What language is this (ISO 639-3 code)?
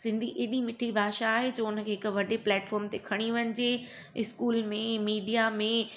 snd